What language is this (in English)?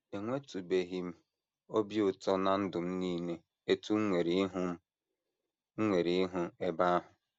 Igbo